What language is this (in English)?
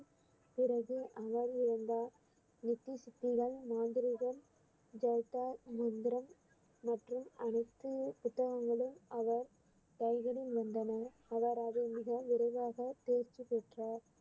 Tamil